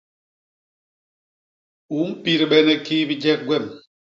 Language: Basaa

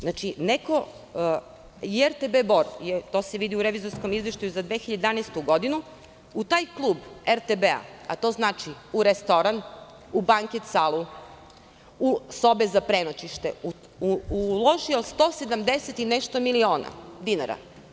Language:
Serbian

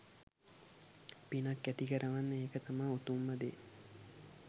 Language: Sinhala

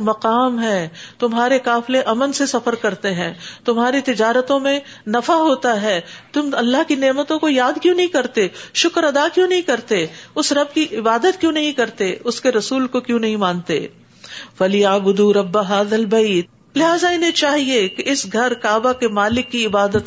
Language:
Urdu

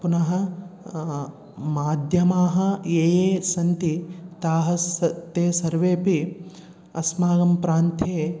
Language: Sanskrit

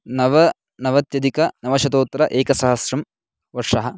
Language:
Sanskrit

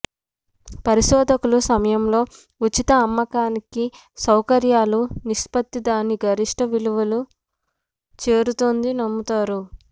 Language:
Telugu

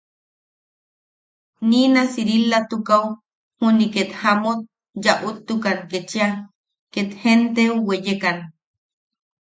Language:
Yaqui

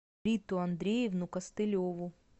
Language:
Russian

